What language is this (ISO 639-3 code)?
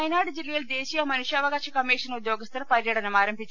mal